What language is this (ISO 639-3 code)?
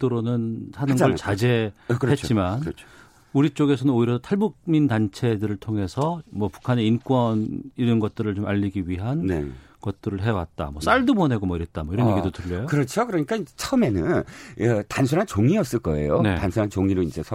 kor